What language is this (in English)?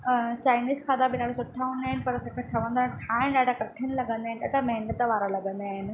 Sindhi